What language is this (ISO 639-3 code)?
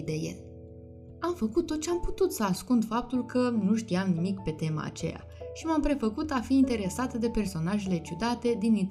ron